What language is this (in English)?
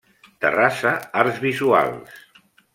Catalan